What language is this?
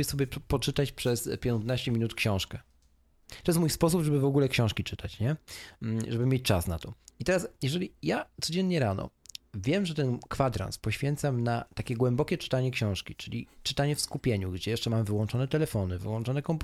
Polish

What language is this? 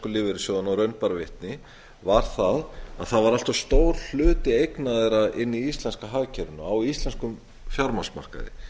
Icelandic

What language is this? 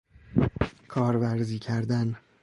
Persian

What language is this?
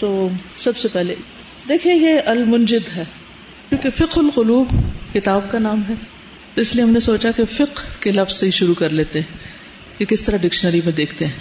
Urdu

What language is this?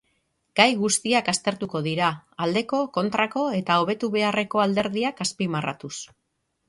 Basque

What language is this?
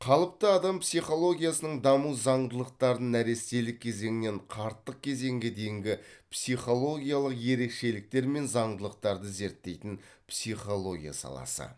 Kazakh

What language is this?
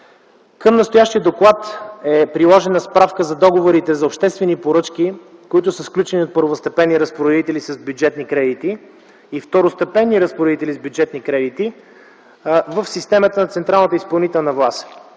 Bulgarian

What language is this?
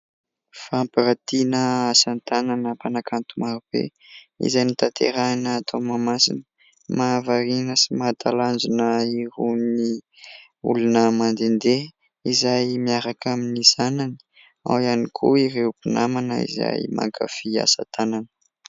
Malagasy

